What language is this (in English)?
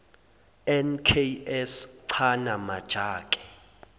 Zulu